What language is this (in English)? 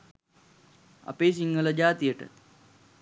Sinhala